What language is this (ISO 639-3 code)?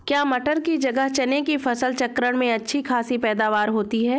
hin